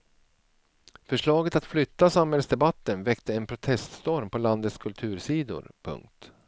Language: Swedish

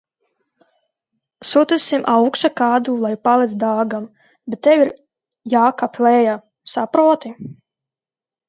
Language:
Latvian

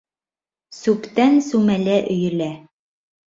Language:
Bashkir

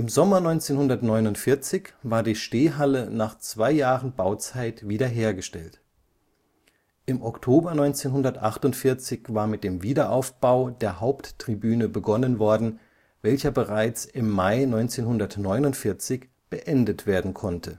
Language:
German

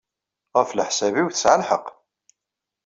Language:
Kabyle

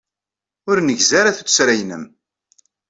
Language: Kabyle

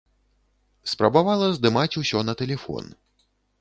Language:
Belarusian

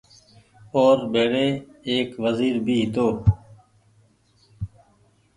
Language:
Goaria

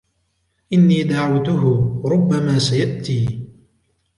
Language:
Arabic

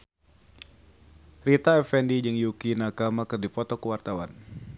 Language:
Sundanese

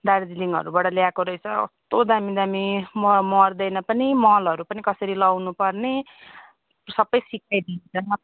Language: Nepali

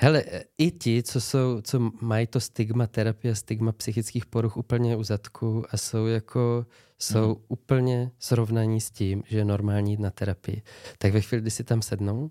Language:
Czech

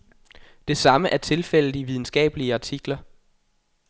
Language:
Danish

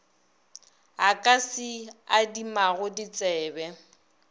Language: Northern Sotho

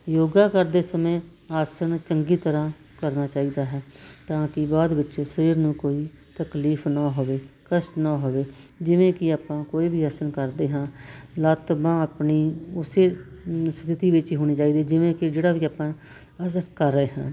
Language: Punjabi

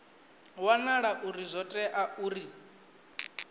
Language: Venda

